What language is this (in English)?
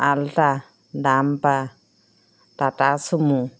Assamese